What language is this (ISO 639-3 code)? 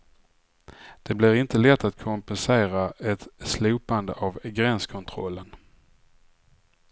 swe